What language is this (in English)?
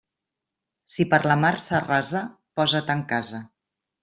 Catalan